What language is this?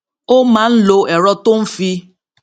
Yoruba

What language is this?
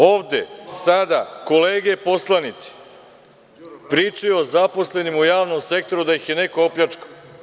Serbian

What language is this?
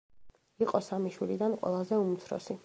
Georgian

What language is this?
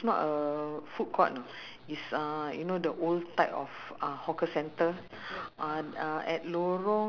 English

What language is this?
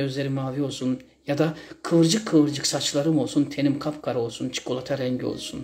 Turkish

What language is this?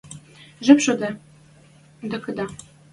Western Mari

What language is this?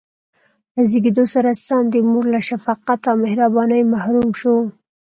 Pashto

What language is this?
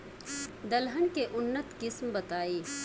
Bhojpuri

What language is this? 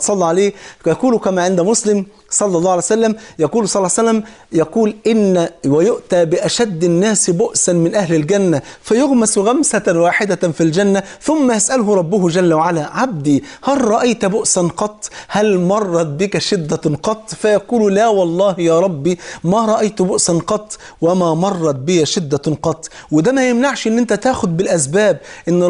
Arabic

